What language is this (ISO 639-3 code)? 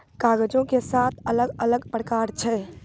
mai